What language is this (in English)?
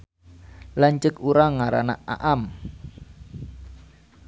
Sundanese